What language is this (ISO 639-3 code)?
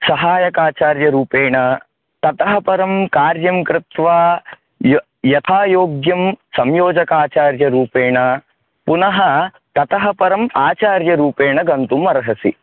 san